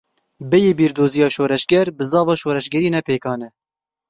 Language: Kurdish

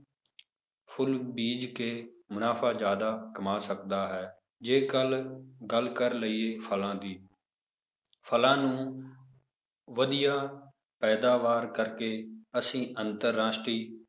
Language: Punjabi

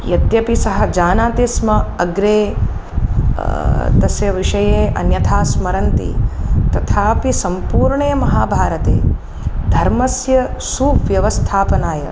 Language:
Sanskrit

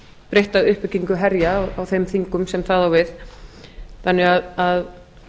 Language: Icelandic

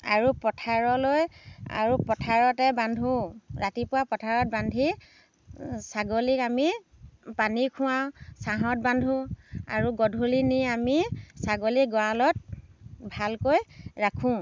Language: Assamese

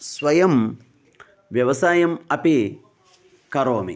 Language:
Sanskrit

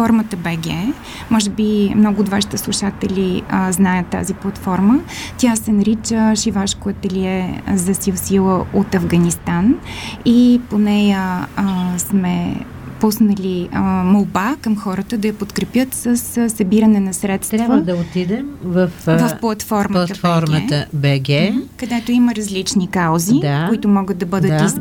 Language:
Bulgarian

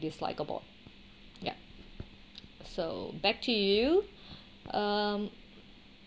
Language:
English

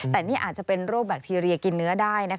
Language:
Thai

